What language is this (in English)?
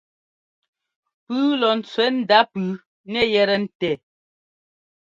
Ngomba